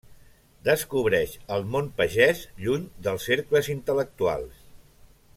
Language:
Catalan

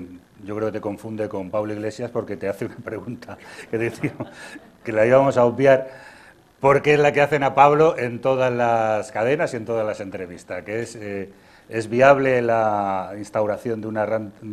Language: Spanish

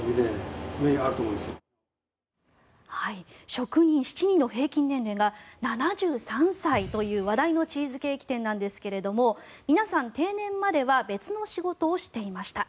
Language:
Japanese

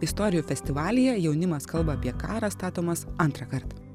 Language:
Lithuanian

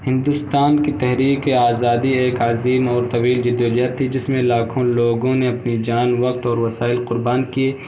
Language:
Urdu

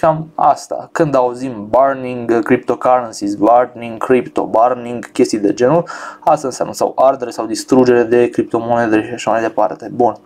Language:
Romanian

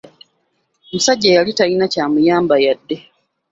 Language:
Ganda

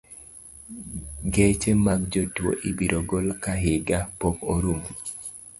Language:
Luo (Kenya and Tanzania)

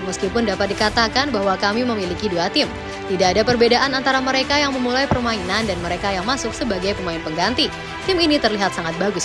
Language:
Indonesian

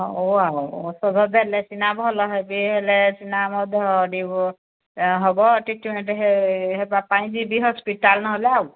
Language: Odia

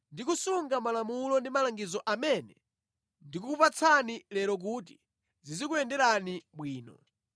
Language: Nyanja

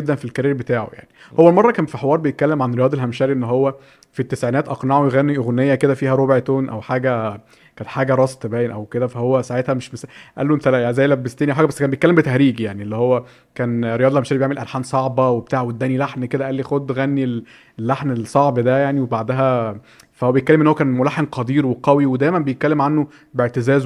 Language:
Arabic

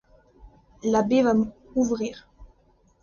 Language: French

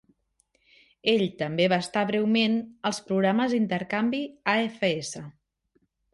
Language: Catalan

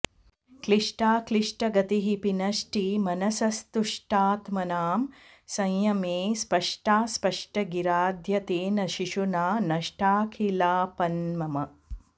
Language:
Sanskrit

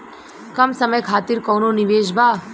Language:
Bhojpuri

